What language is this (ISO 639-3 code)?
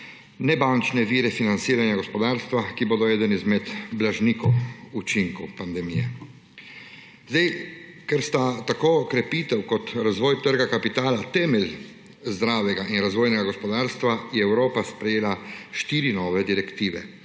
slv